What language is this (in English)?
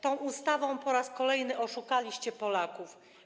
Polish